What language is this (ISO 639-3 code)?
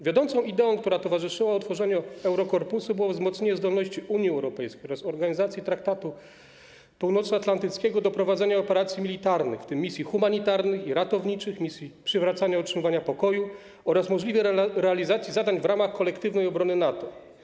pol